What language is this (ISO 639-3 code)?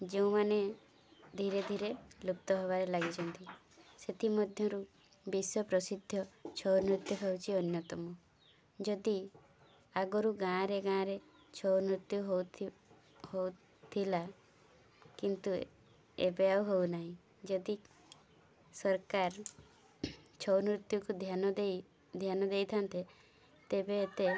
ori